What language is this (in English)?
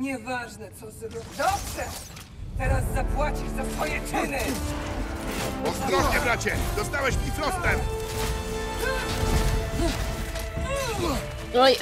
Polish